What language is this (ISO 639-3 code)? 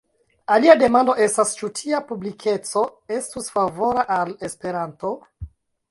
epo